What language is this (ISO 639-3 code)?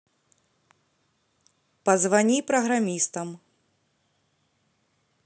rus